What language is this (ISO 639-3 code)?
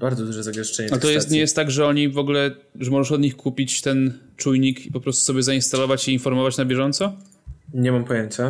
pol